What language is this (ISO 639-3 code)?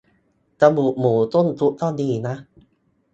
tha